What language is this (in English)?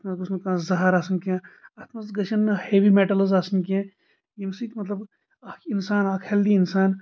Kashmiri